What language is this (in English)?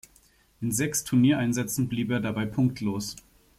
German